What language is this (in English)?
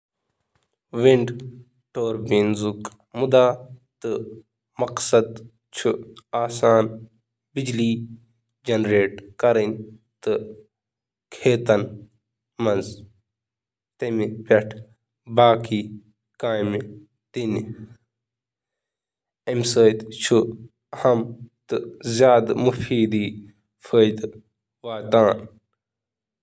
Kashmiri